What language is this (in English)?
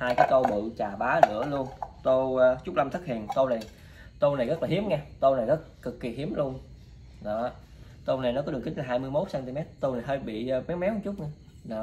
Vietnamese